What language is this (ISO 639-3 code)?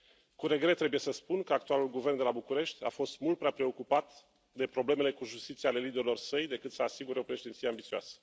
ron